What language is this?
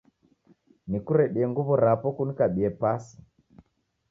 Taita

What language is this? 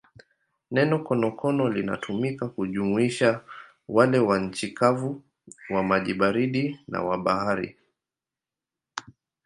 Swahili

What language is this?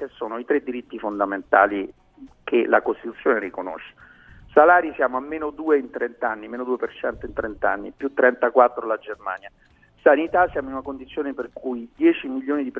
Italian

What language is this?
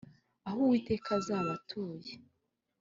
Kinyarwanda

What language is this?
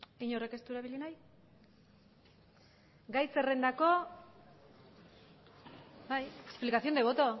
Basque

